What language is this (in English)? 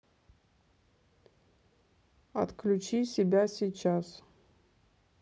Russian